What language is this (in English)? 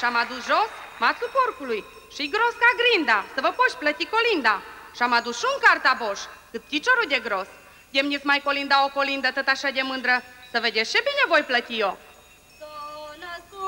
Romanian